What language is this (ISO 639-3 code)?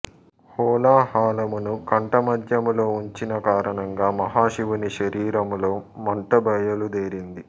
tel